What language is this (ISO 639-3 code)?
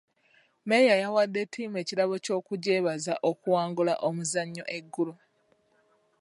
lug